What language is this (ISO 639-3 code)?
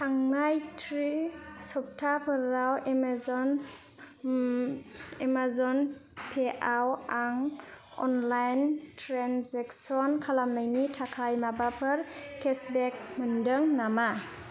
brx